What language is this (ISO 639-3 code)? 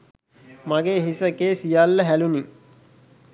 sin